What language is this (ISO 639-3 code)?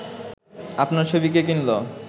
ben